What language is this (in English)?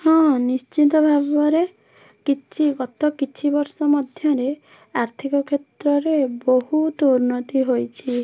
Odia